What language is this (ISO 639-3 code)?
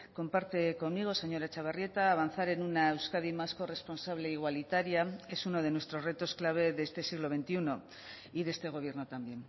spa